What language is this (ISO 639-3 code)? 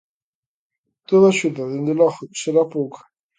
glg